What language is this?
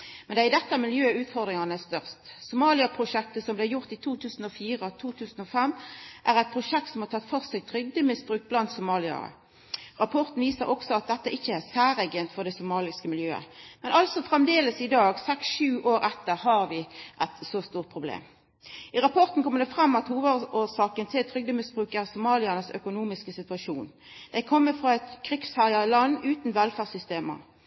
Norwegian Nynorsk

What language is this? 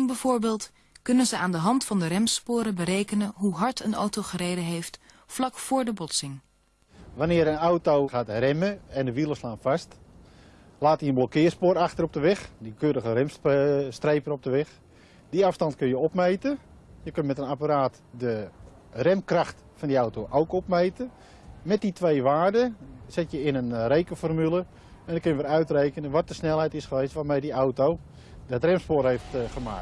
Dutch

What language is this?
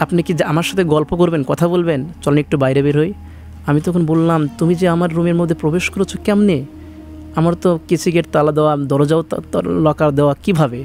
Bangla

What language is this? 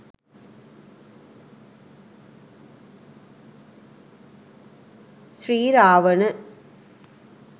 Sinhala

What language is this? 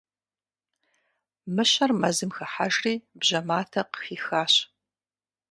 Kabardian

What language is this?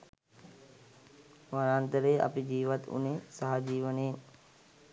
Sinhala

